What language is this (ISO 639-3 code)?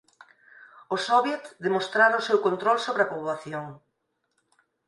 glg